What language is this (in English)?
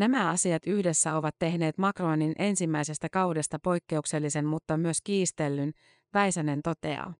Finnish